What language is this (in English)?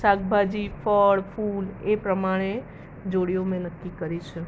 Gujarati